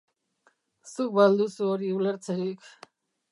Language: Basque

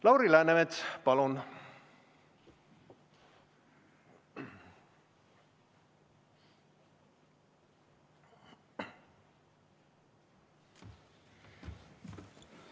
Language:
Estonian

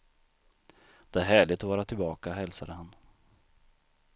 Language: Swedish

